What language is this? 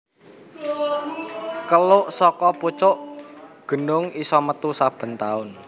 Javanese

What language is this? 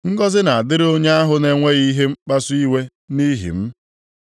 Igbo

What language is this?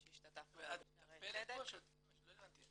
Hebrew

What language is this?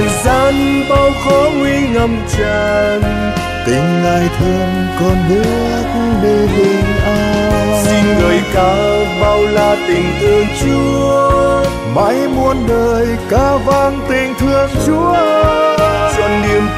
Vietnamese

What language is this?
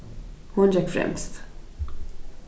Faroese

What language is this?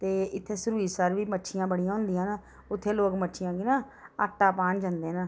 Dogri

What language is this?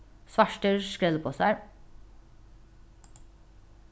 Faroese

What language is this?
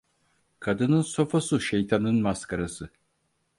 Turkish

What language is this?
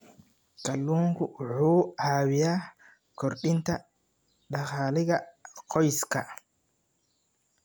Somali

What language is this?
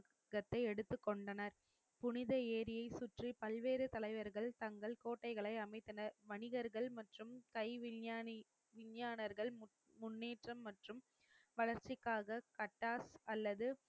Tamil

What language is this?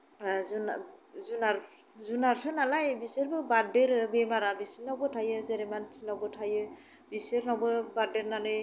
Bodo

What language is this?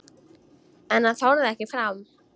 Icelandic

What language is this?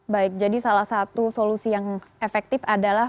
Indonesian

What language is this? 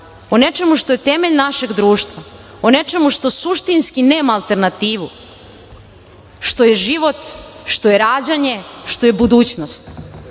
Serbian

